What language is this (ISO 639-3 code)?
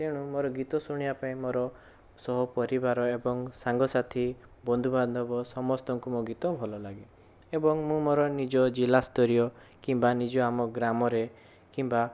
ori